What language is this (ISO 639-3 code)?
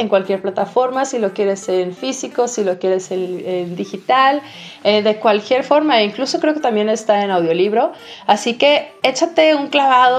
spa